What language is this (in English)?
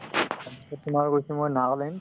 Assamese